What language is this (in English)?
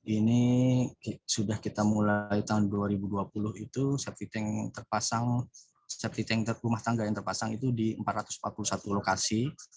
Indonesian